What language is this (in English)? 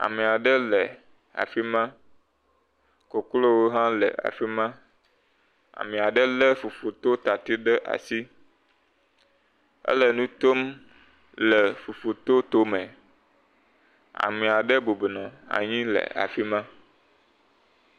Ewe